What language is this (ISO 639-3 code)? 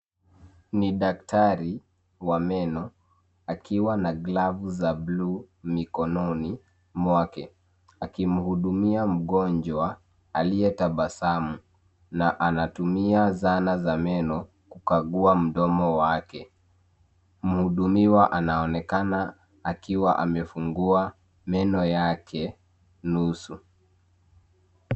swa